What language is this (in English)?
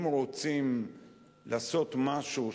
Hebrew